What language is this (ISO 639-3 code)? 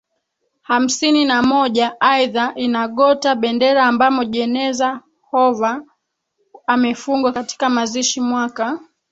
swa